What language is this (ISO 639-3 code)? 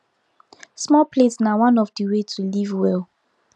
pcm